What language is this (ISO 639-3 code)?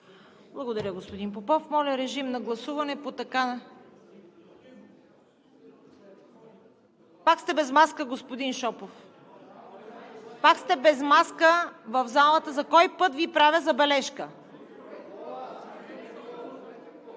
bul